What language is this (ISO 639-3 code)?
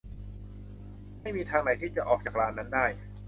tha